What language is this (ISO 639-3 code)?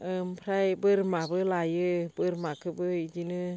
brx